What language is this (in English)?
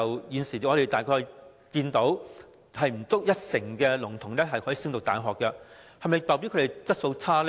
Cantonese